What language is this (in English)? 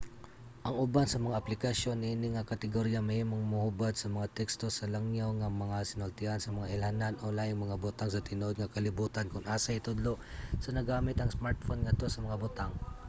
Cebuano